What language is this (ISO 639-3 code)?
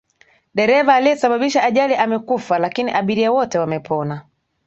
swa